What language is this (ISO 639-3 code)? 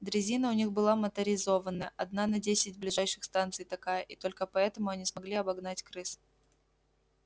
rus